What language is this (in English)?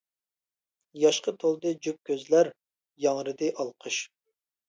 Uyghur